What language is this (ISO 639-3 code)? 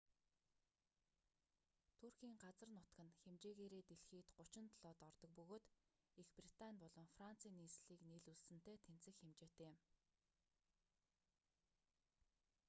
mon